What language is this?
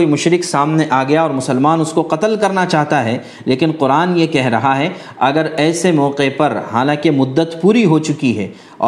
Urdu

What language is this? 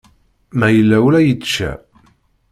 Kabyle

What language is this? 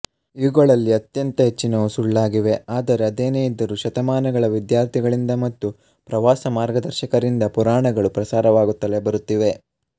Kannada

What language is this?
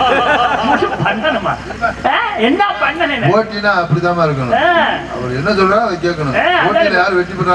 Tamil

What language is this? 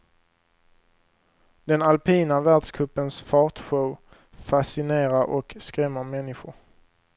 Swedish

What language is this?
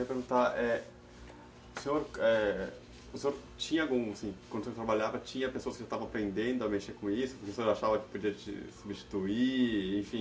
Portuguese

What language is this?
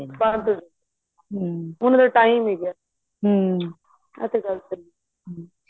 Punjabi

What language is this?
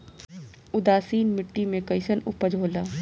Bhojpuri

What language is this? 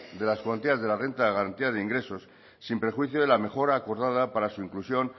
Spanish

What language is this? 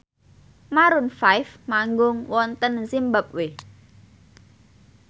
Javanese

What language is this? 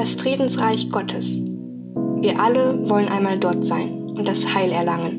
German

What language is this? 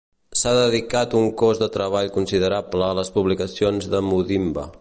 Catalan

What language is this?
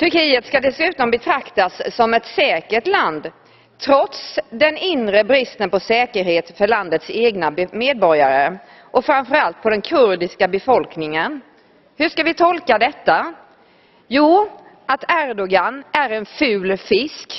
Swedish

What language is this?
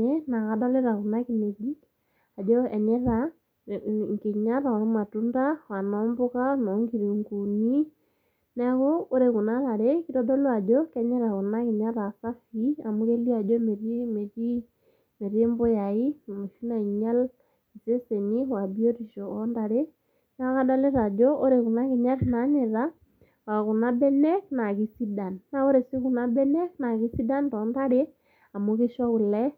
Masai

